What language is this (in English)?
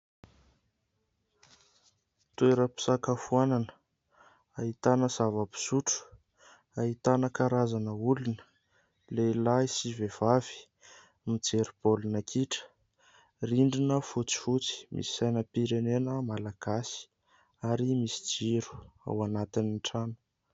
Malagasy